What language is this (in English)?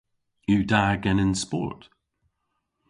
Cornish